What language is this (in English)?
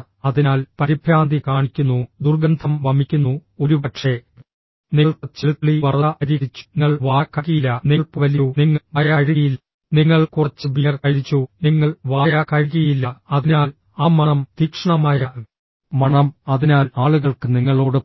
Malayalam